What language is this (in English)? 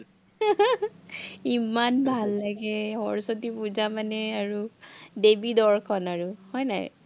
Assamese